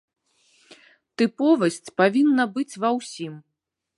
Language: Belarusian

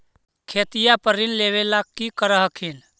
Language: Magahi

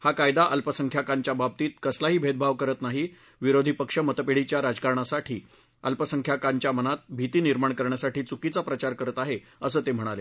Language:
Marathi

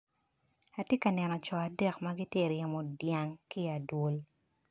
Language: Acoli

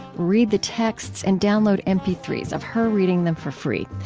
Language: English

